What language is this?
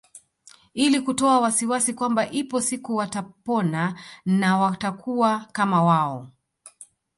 Swahili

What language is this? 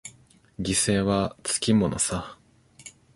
Japanese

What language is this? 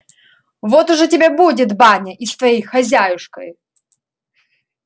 Russian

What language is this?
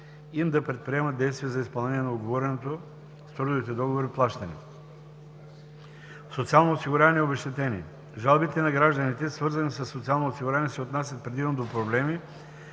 Bulgarian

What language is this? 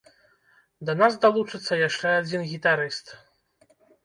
Belarusian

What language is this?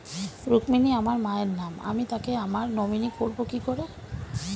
Bangla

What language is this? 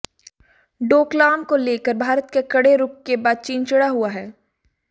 Hindi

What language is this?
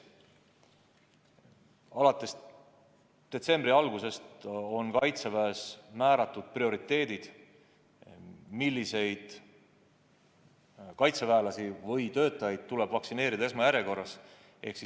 Estonian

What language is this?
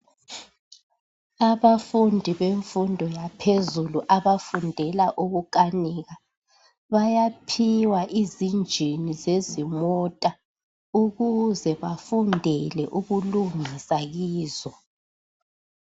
North Ndebele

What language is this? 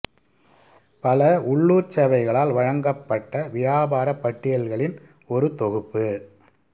Tamil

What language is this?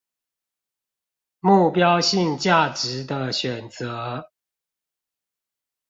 Chinese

